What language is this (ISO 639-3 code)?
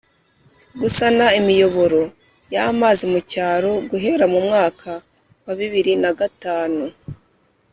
kin